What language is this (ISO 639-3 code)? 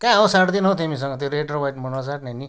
nep